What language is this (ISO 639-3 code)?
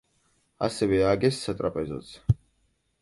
kat